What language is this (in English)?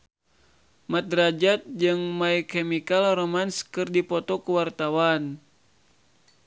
Sundanese